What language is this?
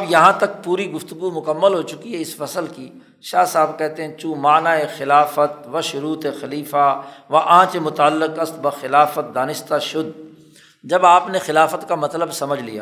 Urdu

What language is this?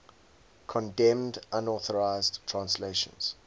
English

